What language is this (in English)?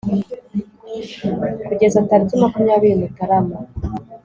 Kinyarwanda